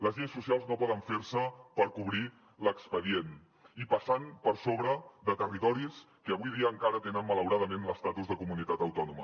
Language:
Catalan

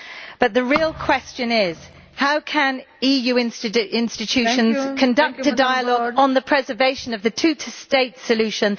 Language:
English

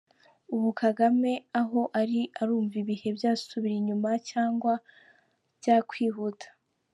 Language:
Kinyarwanda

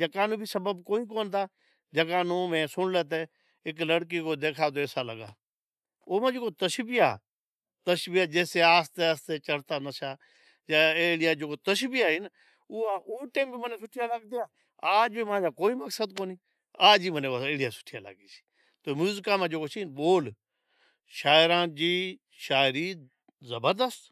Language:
Od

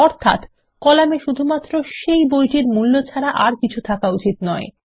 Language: Bangla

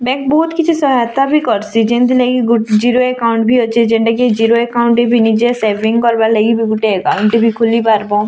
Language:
Odia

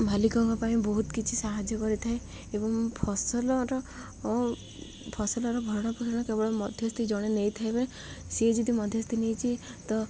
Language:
Odia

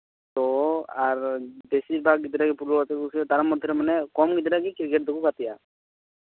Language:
Santali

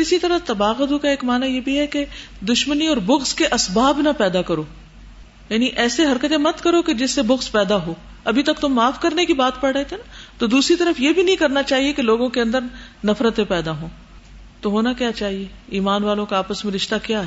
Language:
Urdu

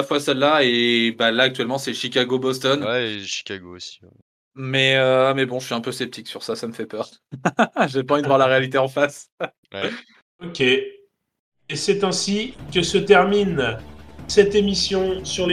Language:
French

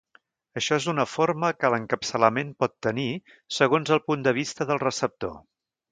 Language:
Catalan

